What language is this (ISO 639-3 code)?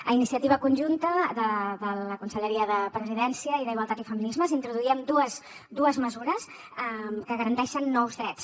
cat